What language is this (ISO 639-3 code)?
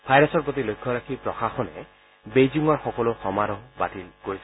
asm